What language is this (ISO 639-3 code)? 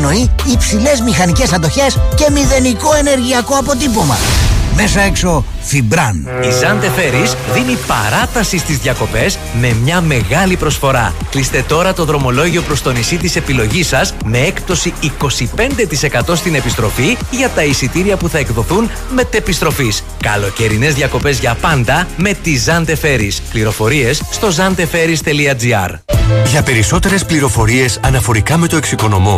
ell